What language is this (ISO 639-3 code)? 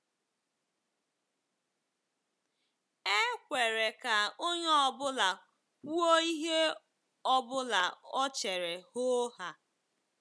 ibo